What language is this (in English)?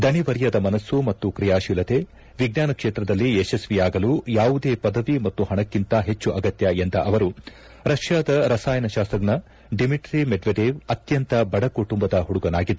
Kannada